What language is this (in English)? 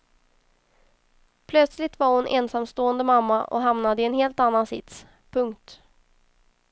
Swedish